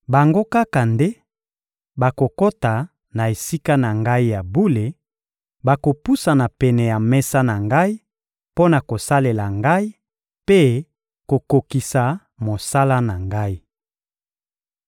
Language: Lingala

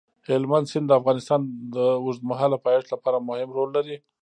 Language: Pashto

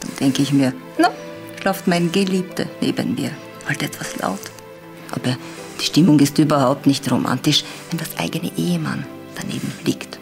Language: German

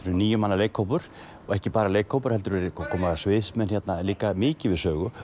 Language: Icelandic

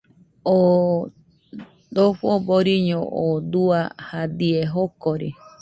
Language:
Nüpode Huitoto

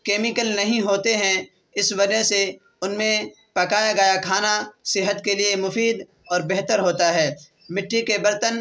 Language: Urdu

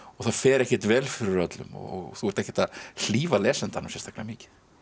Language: Icelandic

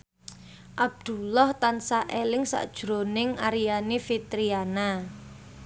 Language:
Javanese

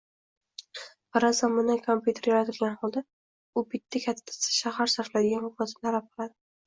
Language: Uzbek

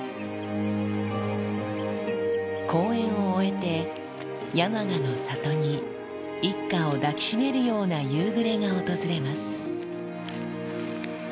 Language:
Japanese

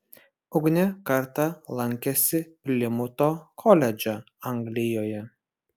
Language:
Lithuanian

